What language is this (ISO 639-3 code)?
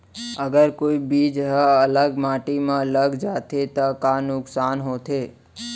hne